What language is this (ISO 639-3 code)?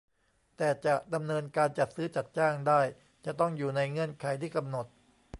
tha